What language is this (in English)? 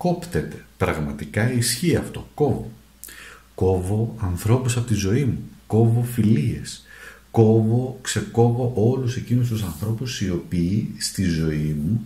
Greek